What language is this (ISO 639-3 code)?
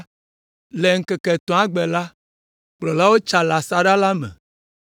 ewe